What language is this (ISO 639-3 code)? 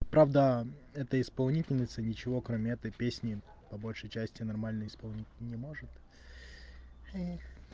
rus